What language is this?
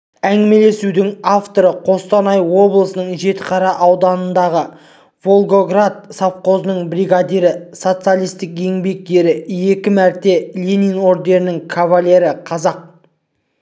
Kazakh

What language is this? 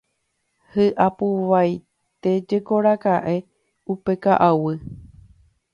Guarani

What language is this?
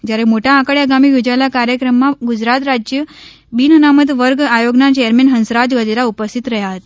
Gujarati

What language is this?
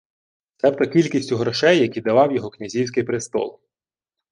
Ukrainian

